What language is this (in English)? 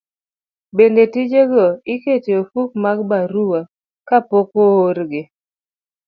Luo (Kenya and Tanzania)